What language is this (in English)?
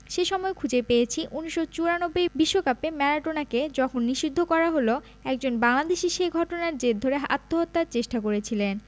Bangla